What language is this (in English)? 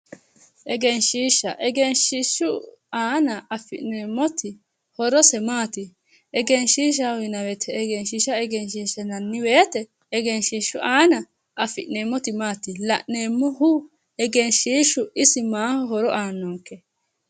Sidamo